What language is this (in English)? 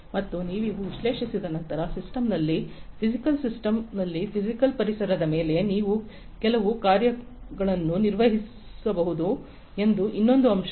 Kannada